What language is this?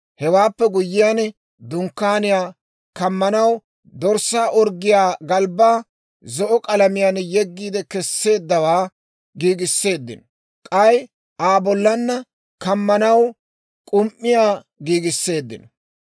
Dawro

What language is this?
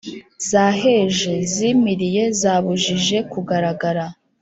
Kinyarwanda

